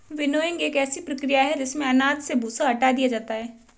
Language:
Hindi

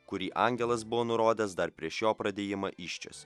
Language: Lithuanian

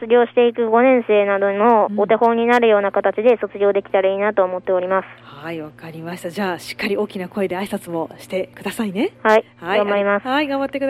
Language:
Japanese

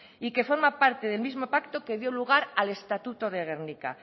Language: Spanish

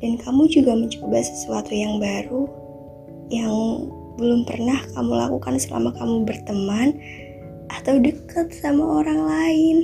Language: Indonesian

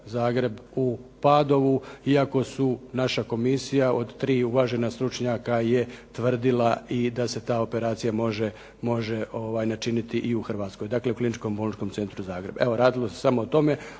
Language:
Croatian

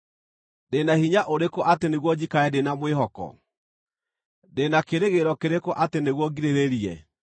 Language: Kikuyu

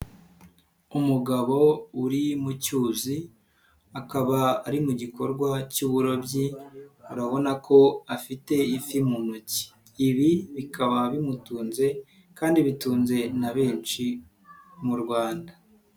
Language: Kinyarwanda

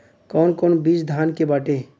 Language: Bhojpuri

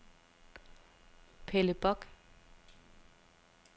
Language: Danish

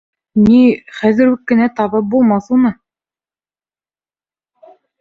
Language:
Bashkir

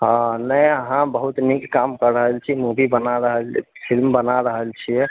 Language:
Maithili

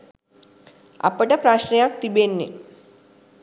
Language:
Sinhala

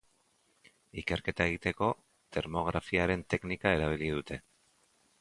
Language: Basque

